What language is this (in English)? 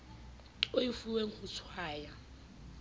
Southern Sotho